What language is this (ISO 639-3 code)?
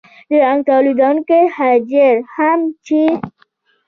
pus